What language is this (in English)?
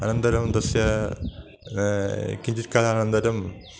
Sanskrit